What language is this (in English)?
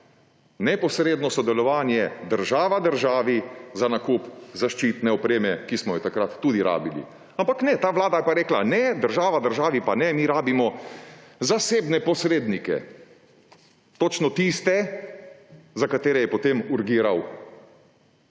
Slovenian